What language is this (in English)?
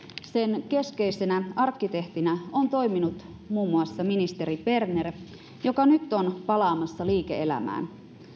Finnish